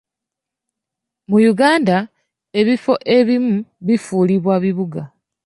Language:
Ganda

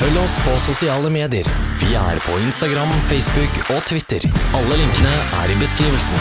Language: Norwegian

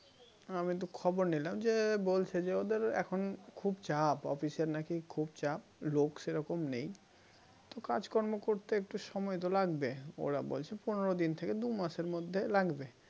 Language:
Bangla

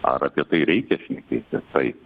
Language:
Lithuanian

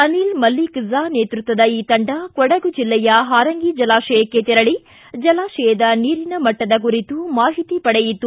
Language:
Kannada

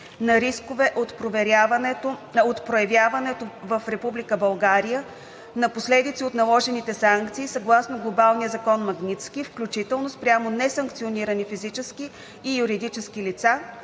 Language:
Bulgarian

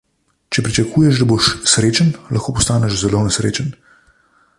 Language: Slovenian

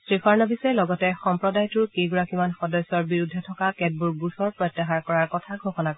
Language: Assamese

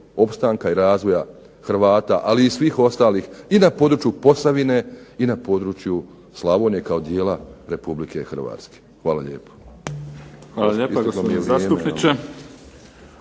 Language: Croatian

